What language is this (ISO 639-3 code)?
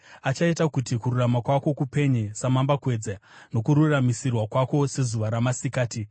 sna